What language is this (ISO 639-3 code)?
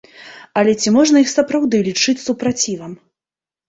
bel